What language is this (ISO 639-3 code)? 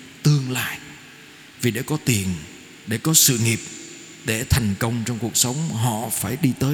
vie